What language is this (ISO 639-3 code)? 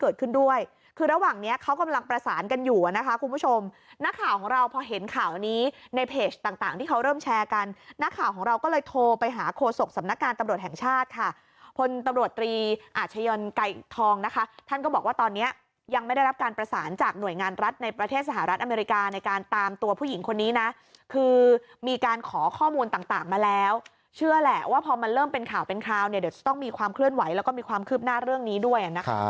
tha